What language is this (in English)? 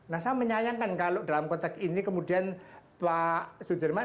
Indonesian